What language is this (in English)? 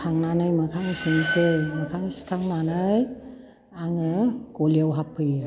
Bodo